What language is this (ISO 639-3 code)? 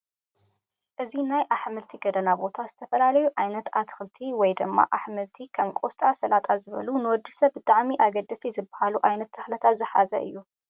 tir